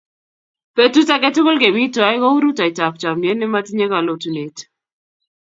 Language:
Kalenjin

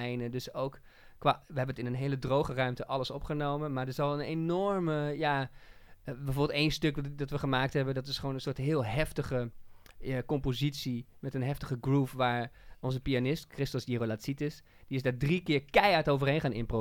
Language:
Dutch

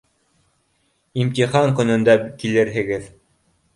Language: Bashkir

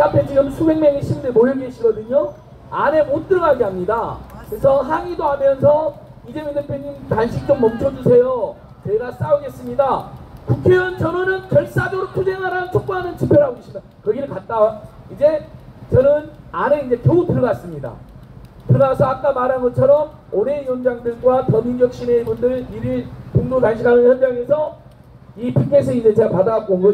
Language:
Korean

